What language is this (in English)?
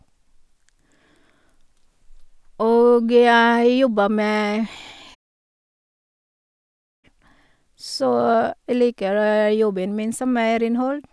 Norwegian